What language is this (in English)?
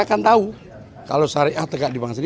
Indonesian